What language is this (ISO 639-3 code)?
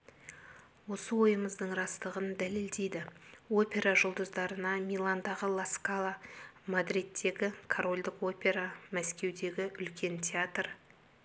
kaz